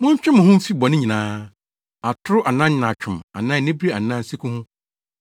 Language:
Akan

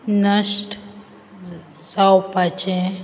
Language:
Konkani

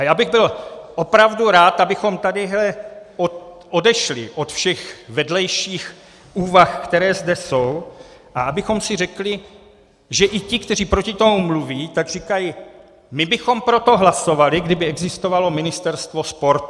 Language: Czech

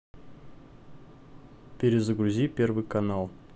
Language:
Russian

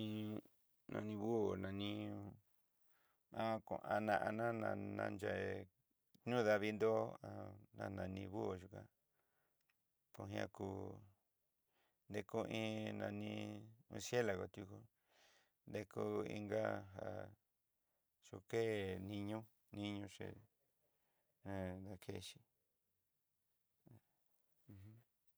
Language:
Southeastern Nochixtlán Mixtec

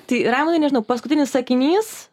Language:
Lithuanian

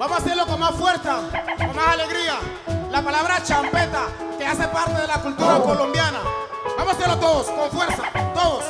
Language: Spanish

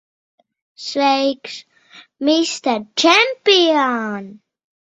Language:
Latvian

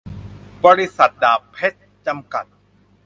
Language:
Thai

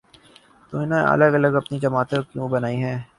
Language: Urdu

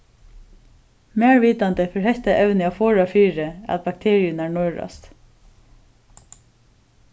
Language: Faroese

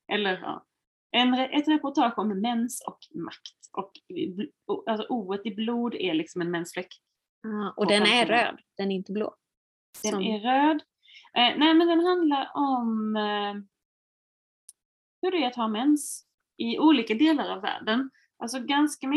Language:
Swedish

